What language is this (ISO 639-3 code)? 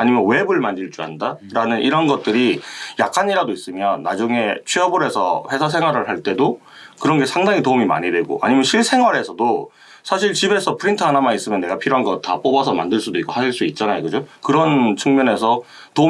kor